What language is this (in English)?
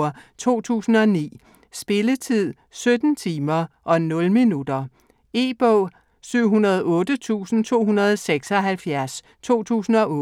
Danish